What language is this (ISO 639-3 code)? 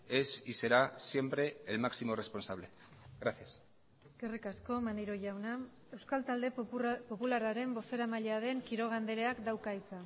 eus